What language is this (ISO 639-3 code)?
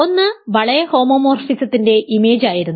mal